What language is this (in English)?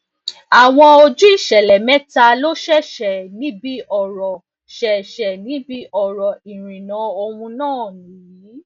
Yoruba